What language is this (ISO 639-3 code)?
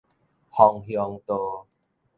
nan